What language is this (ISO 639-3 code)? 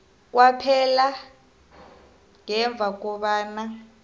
nbl